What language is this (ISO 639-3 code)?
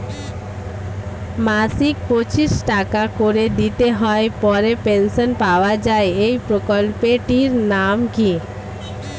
ben